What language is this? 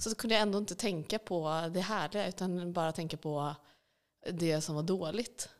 Swedish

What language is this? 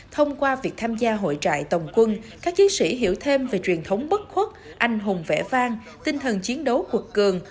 Vietnamese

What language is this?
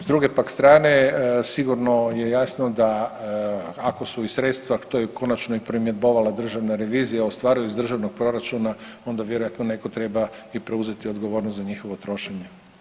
Croatian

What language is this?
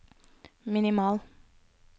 Norwegian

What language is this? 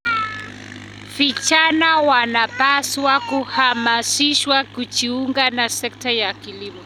Kalenjin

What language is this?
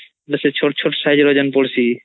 Odia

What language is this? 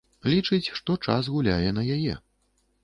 Belarusian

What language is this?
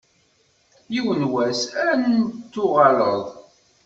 Kabyle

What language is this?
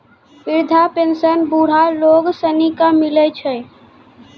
Maithili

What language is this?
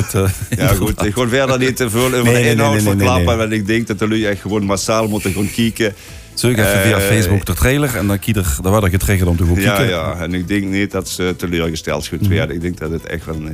Dutch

